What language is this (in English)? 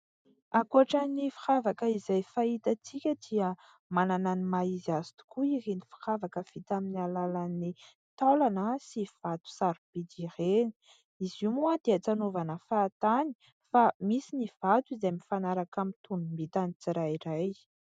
Malagasy